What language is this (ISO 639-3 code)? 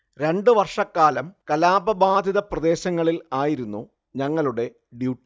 mal